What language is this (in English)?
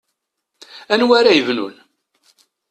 Kabyle